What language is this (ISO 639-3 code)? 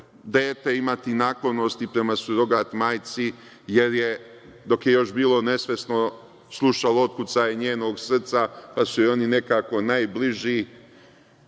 srp